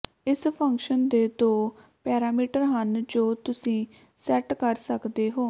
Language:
Punjabi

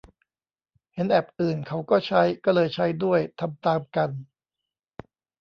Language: Thai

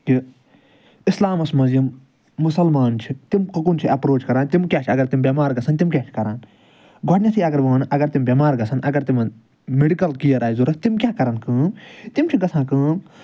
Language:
Kashmiri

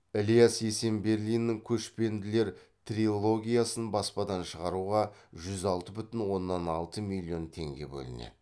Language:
Kazakh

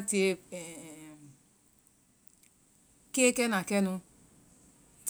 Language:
Vai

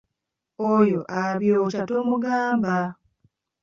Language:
Ganda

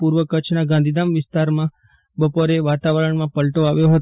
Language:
Gujarati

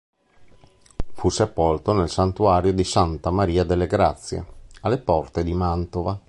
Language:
Italian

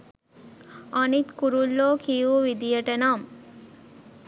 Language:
Sinhala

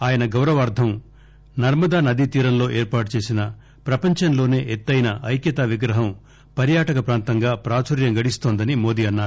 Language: Telugu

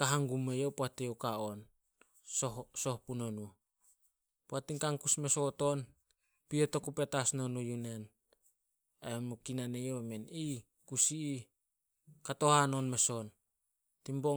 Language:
Solos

